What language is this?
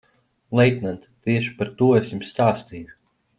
Latvian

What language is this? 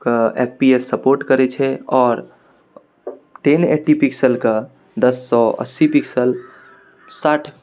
Maithili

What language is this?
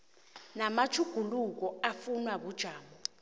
South Ndebele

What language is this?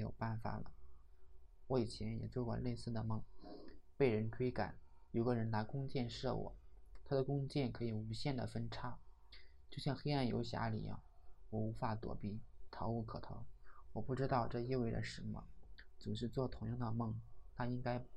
Chinese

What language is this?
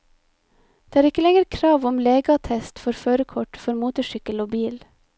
Norwegian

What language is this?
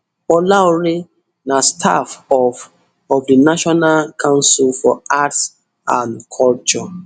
Nigerian Pidgin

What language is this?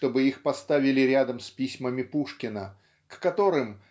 Russian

